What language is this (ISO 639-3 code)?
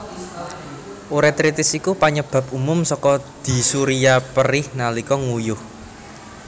jav